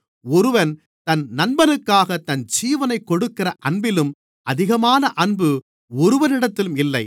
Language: Tamil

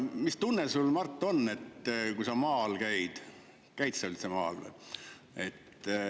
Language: Estonian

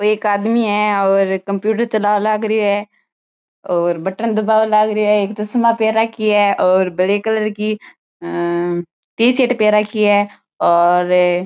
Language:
Marwari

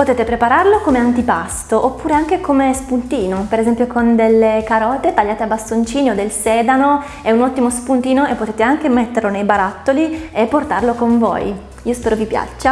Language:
Italian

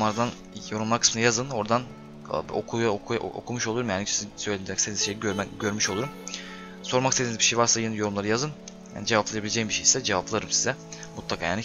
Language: Turkish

